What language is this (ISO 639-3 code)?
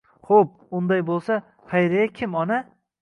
uzb